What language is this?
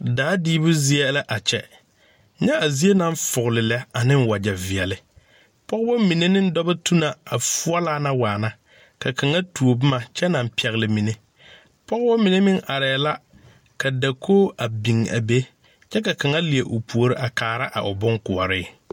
Southern Dagaare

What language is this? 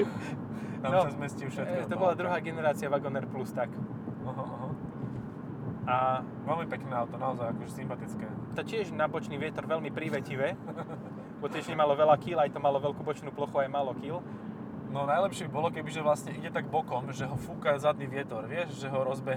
Slovak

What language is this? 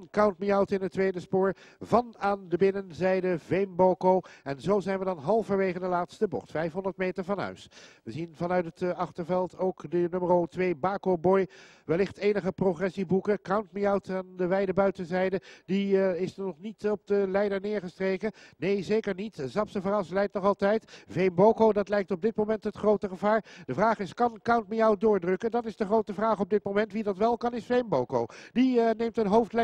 Dutch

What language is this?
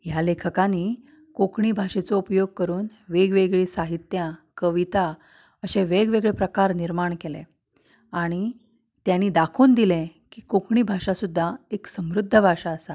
Konkani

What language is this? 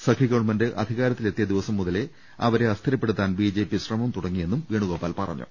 Malayalam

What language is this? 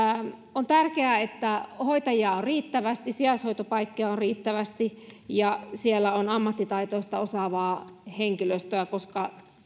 Finnish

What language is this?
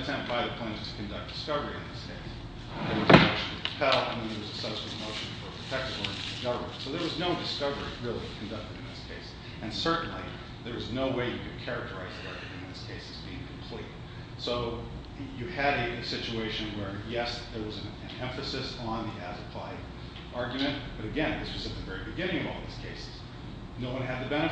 English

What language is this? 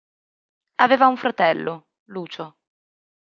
Italian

